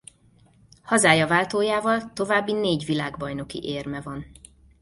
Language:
Hungarian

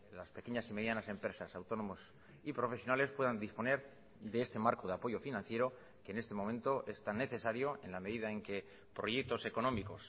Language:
Spanish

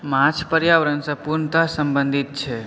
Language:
Maithili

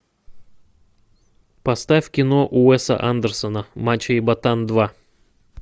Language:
Russian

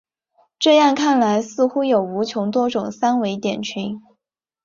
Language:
Chinese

